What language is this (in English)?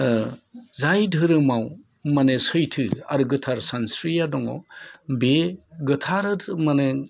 Bodo